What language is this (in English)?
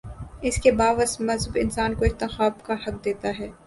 Urdu